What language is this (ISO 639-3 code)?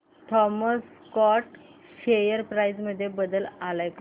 mar